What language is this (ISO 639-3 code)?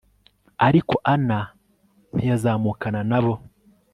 kin